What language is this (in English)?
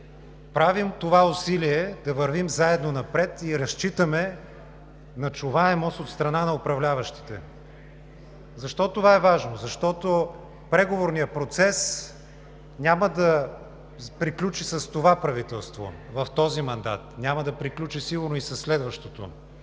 Bulgarian